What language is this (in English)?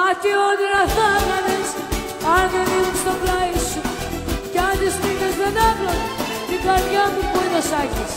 Greek